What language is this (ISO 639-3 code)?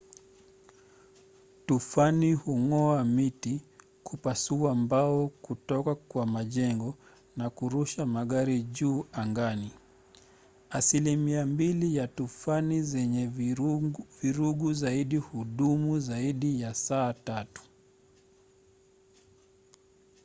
swa